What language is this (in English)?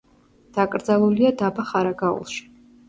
Georgian